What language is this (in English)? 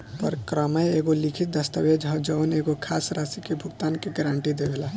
Bhojpuri